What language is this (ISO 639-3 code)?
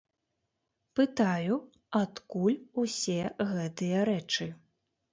bel